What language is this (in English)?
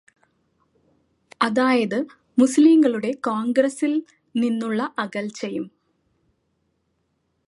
Malayalam